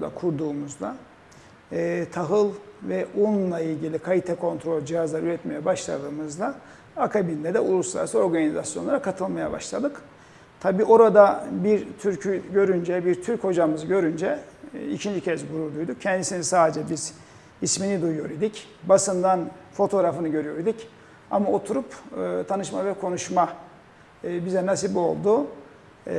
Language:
Turkish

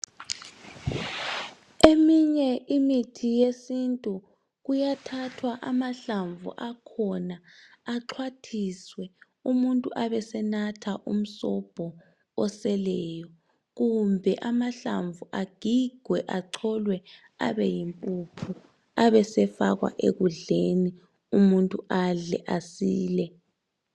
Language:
North Ndebele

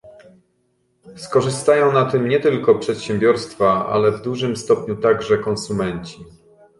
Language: Polish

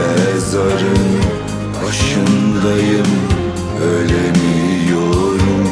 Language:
Turkish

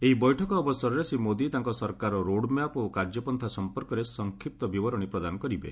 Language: Odia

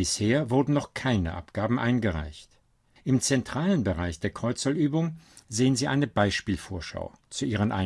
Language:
German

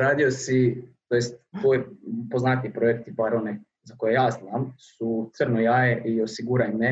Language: Croatian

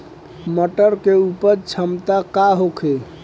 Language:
Bhojpuri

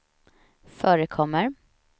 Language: Swedish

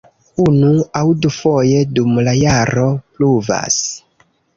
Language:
Esperanto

